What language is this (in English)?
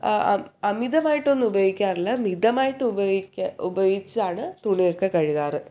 Malayalam